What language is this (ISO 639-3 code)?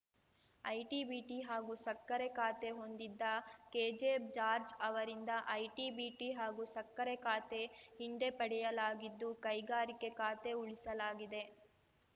kan